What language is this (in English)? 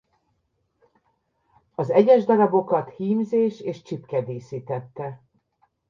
Hungarian